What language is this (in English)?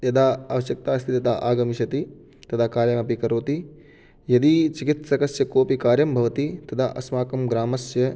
Sanskrit